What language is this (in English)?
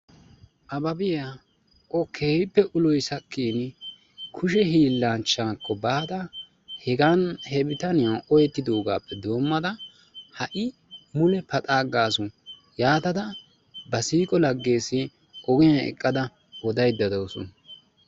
Wolaytta